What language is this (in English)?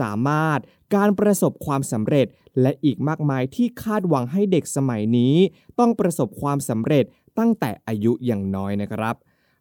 Thai